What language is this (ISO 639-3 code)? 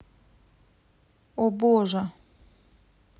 rus